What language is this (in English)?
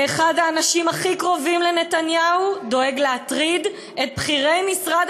Hebrew